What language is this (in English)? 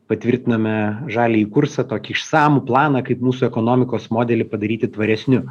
Lithuanian